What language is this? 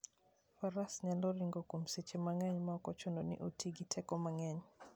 Luo (Kenya and Tanzania)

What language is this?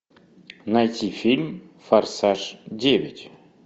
Russian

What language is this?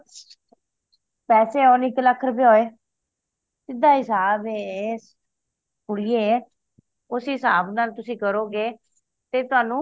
Punjabi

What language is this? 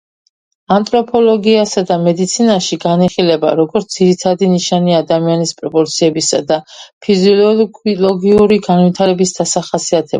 Georgian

